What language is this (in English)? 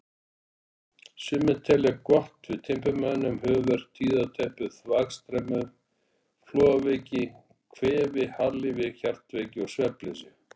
Icelandic